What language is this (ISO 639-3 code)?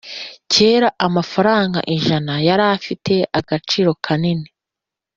kin